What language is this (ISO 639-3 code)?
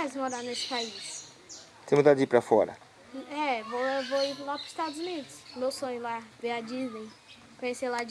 por